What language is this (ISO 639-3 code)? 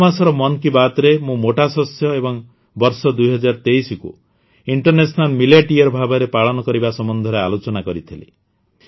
ori